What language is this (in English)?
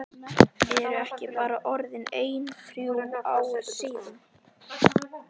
Icelandic